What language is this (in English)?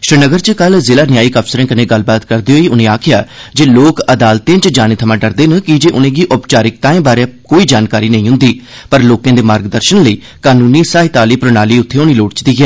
Dogri